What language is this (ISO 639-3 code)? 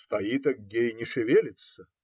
rus